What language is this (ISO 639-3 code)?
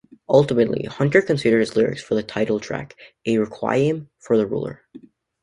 eng